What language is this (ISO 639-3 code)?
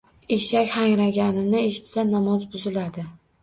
uzb